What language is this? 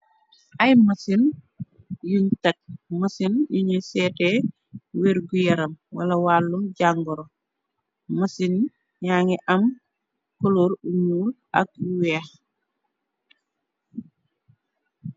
Wolof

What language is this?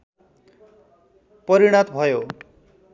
Nepali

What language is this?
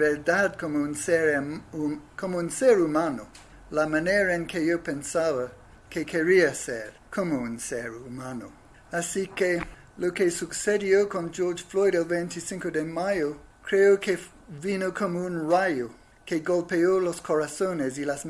Spanish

